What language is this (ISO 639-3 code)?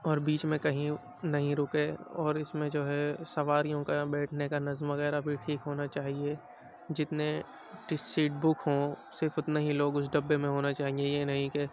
urd